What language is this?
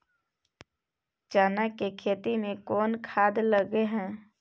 Maithili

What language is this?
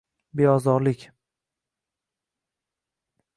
Uzbek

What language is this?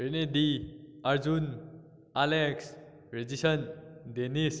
Manipuri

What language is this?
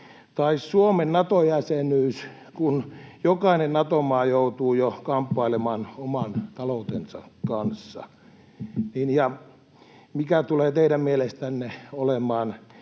Finnish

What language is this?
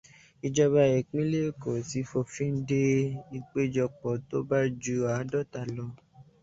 Yoruba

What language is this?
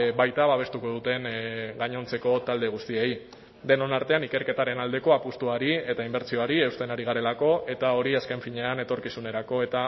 Basque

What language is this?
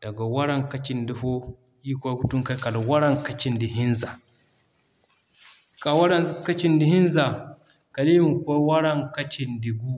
Zarma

